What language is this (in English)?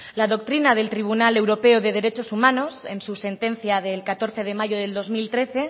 Spanish